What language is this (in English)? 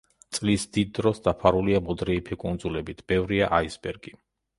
Georgian